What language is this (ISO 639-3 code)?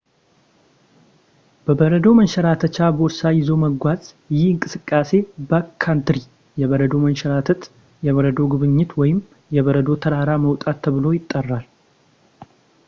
amh